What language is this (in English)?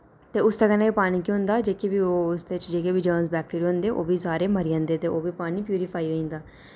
Dogri